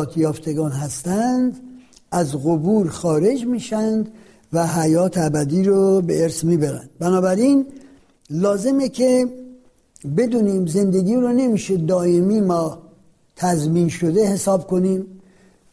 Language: Persian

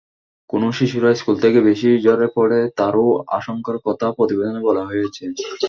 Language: Bangla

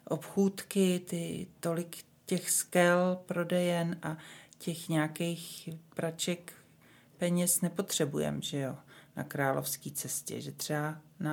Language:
Czech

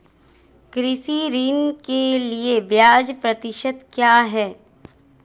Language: Hindi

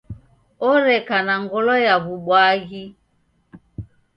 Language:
Taita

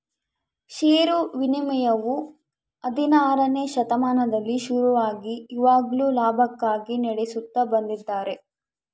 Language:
Kannada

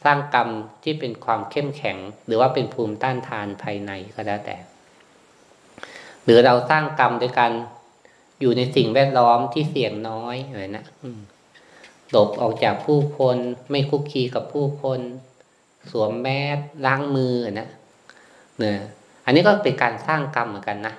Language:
Thai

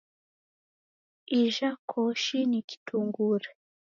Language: Taita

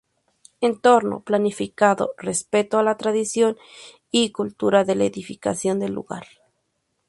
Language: Spanish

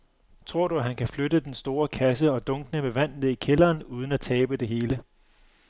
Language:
Danish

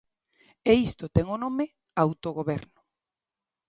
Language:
Galician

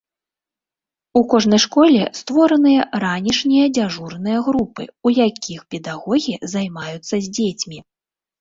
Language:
Belarusian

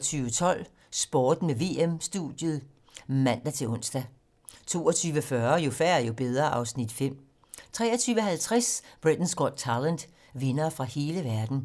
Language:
Danish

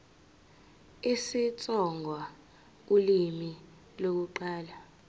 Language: Zulu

